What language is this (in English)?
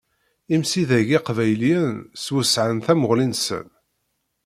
Kabyle